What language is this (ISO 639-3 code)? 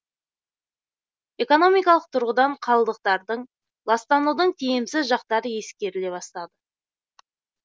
kaz